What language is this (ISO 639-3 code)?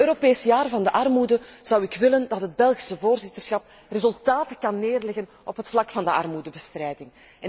nld